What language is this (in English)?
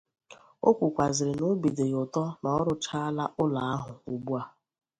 Igbo